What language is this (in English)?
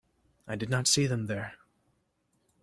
English